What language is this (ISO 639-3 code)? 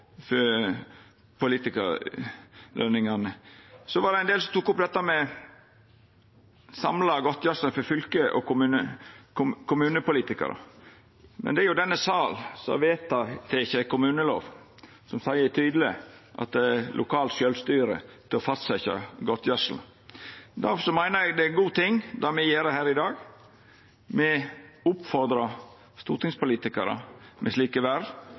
nno